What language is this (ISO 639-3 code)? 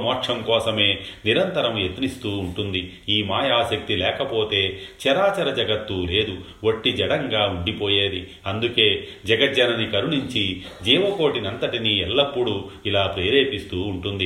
tel